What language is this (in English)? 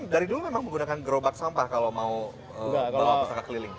Indonesian